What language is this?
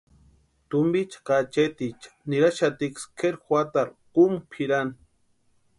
Western Highland Purepecha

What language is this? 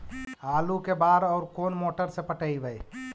Magahi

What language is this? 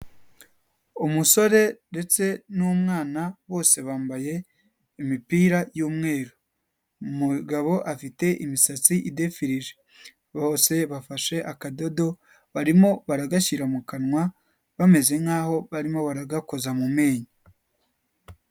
Kinyarwanda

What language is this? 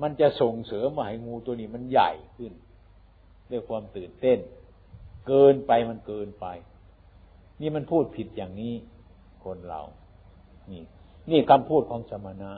Thai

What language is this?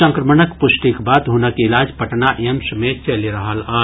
Maithili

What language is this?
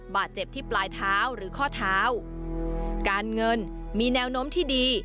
Thai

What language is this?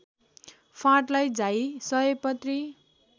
Nepali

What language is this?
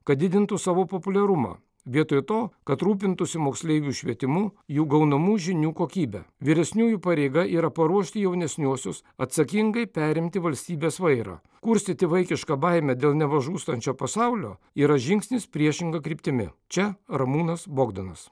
Lithuanian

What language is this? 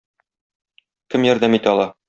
Tatar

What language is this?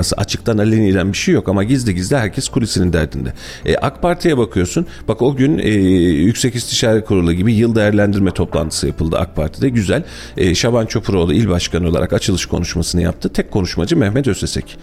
Turkish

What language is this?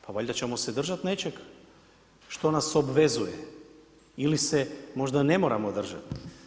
Croatian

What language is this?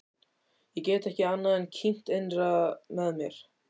Icelandic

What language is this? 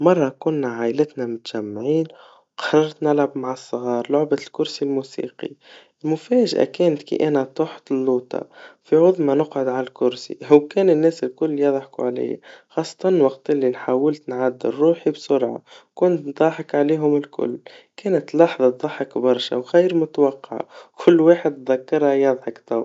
Tunisian Arabic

